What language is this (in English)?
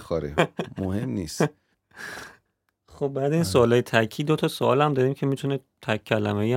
Persian